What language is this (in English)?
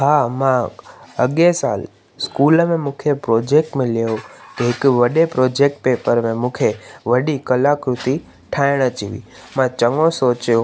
Sindhi